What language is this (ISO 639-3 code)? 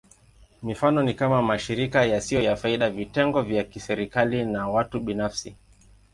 swa